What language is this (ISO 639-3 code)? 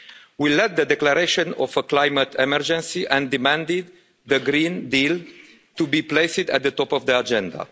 eng